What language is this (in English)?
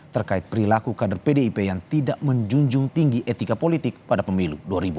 Indonesian